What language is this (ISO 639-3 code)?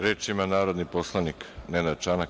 srp